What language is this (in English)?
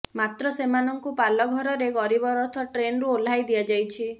Odia